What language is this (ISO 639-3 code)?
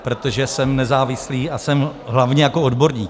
ces